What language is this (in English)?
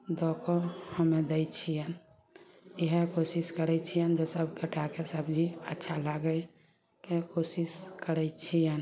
Maithili